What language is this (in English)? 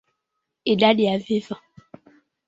Swahili